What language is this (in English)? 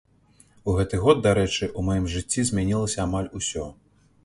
Belarusian